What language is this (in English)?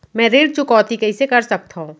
Chhattisgarhi